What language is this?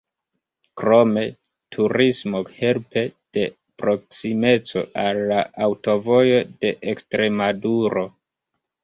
Esperanto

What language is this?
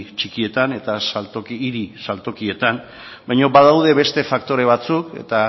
Basque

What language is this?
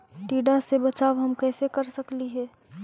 Magahi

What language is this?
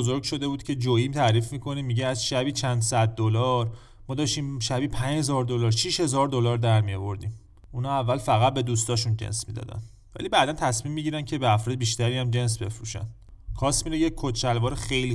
Persian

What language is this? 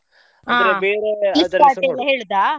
Kannada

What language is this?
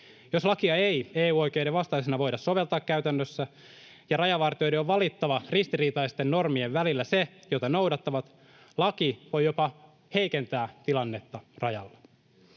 Finnish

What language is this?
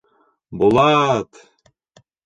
Bashkir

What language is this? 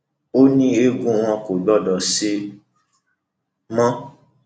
Yoruba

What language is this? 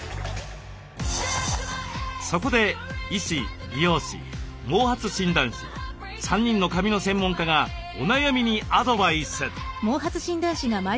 Japanese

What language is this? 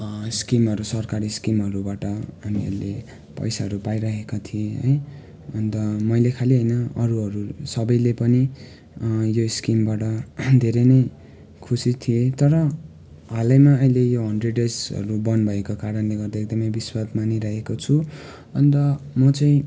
Nepali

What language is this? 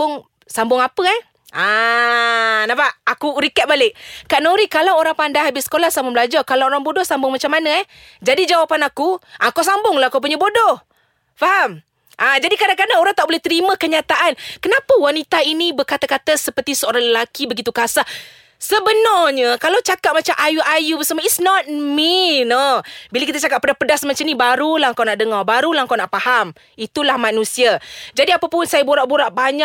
Malay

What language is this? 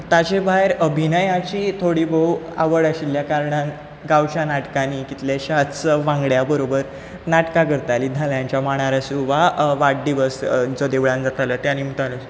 Konkani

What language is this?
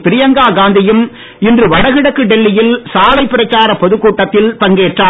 Tamil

